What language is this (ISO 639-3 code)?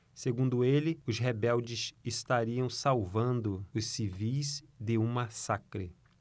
por